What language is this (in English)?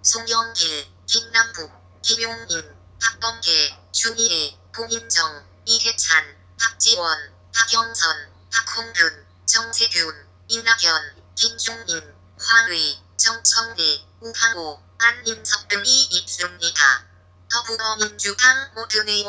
Korean